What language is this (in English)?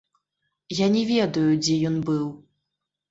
Belarusian